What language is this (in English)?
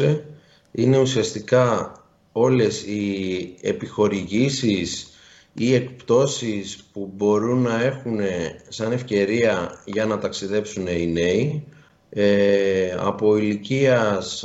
Greek